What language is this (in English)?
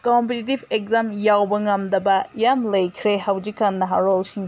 Manipuri